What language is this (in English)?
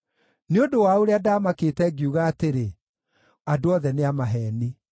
Kikuyu